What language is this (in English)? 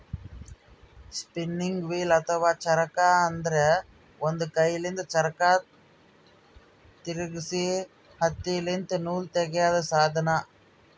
Kannada